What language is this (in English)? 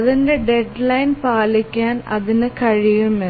Malayalam